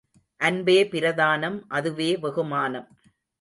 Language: Tamil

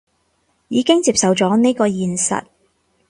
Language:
Cantonese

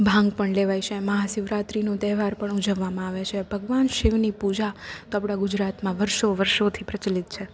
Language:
Gujarati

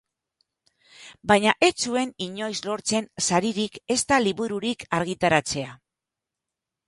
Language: Basque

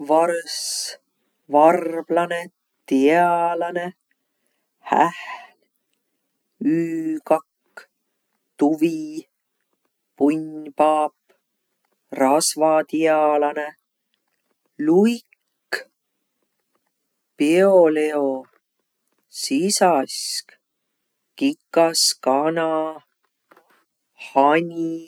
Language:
Võro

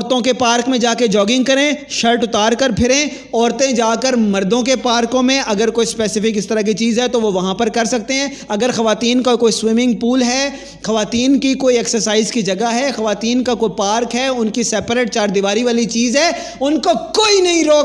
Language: Urdu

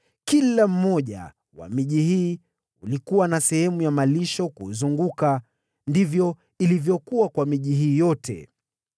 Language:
Swahili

